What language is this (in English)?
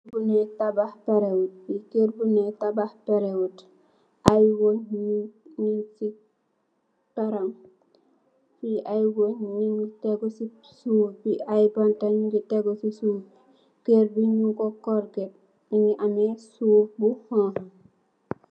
Wolof